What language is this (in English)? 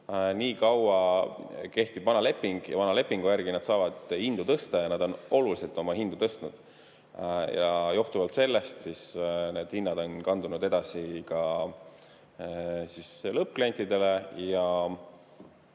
Estonian